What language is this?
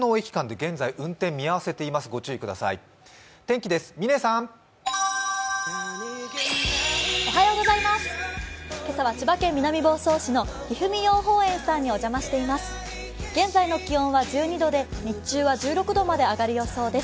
Japanese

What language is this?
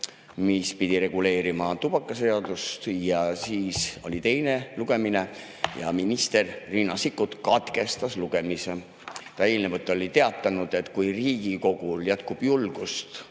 Estonian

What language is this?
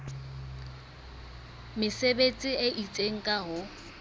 Southern Sotho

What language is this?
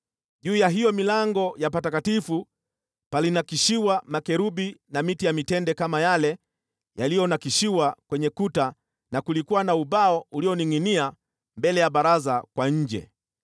Swahili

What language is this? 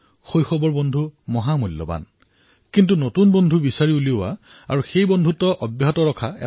Assamese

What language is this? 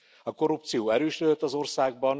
Hungarian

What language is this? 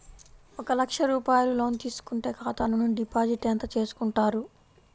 Telugu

